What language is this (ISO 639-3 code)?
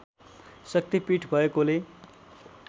nep